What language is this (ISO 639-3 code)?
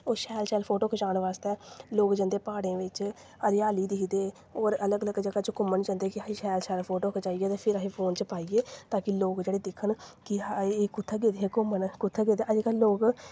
doi